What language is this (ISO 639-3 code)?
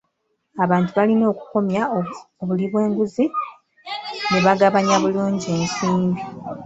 lug